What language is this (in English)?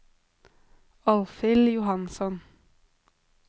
Norwegian